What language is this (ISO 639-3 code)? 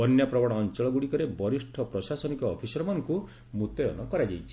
ori